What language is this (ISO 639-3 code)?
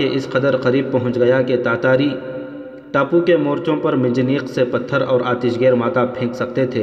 urd